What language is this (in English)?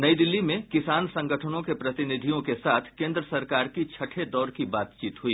Hindi